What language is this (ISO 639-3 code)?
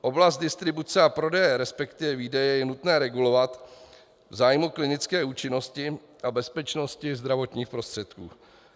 ces